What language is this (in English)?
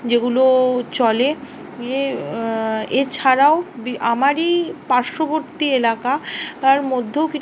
Bangla